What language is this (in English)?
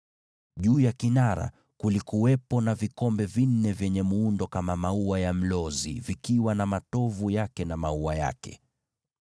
Swahili